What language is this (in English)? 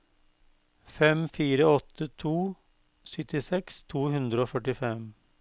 Norwegian